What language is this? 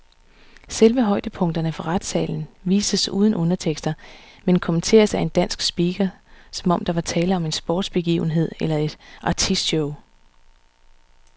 Danish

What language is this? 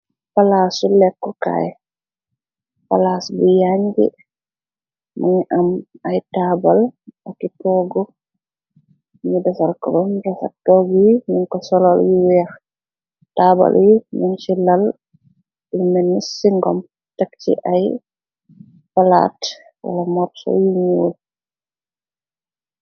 Wolof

